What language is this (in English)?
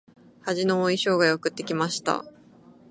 Japanese